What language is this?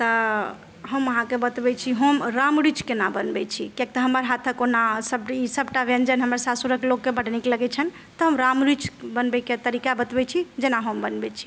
Maithili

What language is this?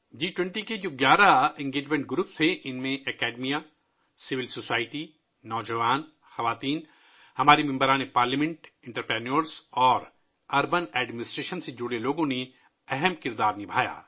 Urdu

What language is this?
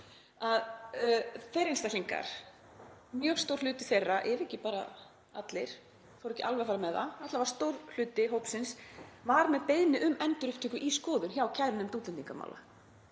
Icelandic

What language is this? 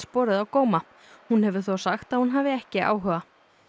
Icelandic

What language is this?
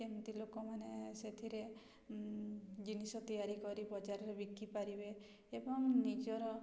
Odia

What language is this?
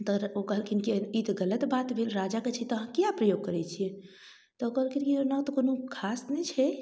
Maithili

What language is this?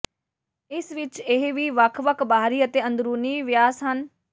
Punjabi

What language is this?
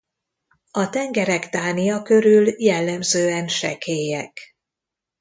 Hungarian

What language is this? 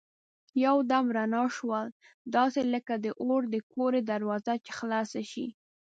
Pashto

